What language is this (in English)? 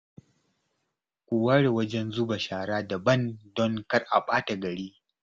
Hausa